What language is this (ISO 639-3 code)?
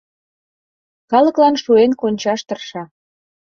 chm